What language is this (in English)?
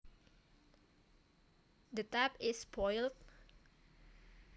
Javanese